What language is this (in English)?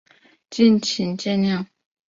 Chinese